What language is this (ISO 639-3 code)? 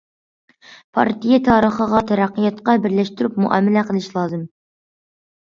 uig